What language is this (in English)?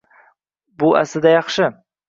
Uzbek